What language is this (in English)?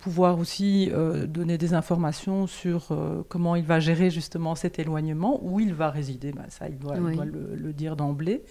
French